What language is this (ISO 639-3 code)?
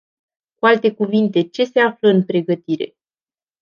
ron